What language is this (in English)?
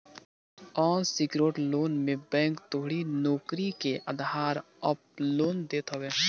Bhojpuri